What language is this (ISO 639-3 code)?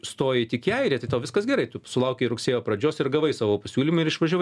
lit